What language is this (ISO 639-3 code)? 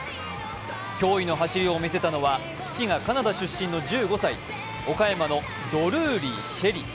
jpn